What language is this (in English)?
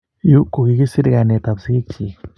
Kalenjin